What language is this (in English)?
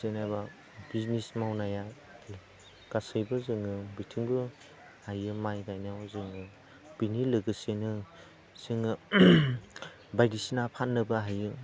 Bodo